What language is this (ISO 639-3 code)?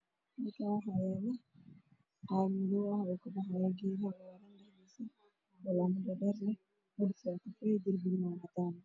som